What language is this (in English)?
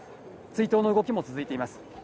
Japanese